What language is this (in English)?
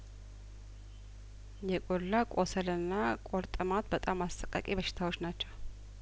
Amharic